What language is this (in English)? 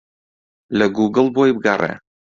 Central Kurdish